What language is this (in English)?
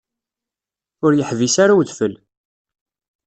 Kabyle